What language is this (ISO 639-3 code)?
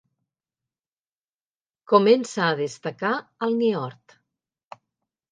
cat